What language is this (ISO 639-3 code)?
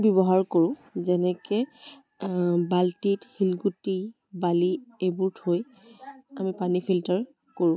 asm